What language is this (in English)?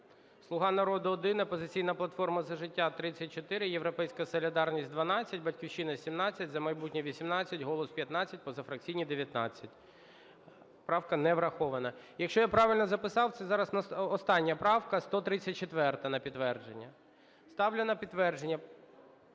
Ukrainian